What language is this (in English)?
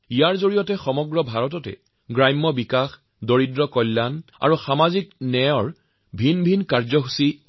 Assamese